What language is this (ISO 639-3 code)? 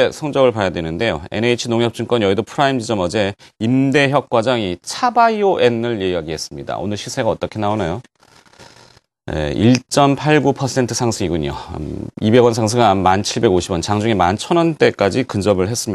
kor